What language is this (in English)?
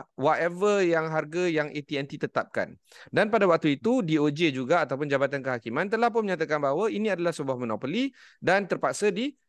Malay